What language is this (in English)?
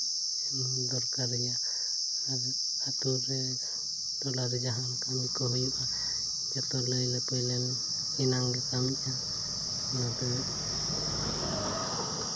Santali